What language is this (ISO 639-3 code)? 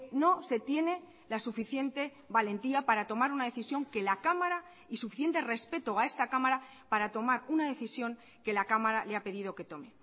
spa